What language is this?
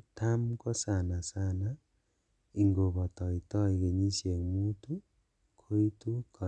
Kalenjin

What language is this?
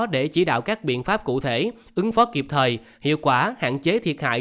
Vietnamese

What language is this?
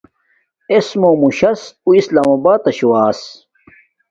Domaaki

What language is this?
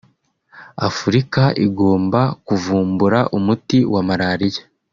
Kinyarwanda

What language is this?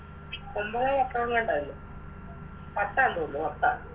Malayalam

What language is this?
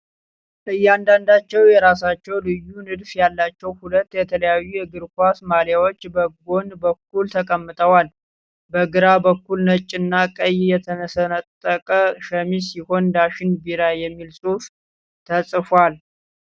Amharic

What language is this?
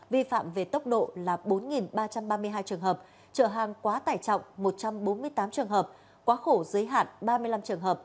Vietnamese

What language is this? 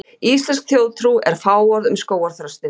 Icelandic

